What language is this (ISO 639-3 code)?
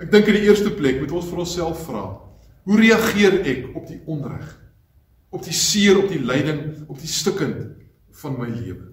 nld